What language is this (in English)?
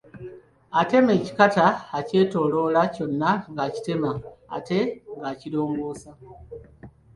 Ganda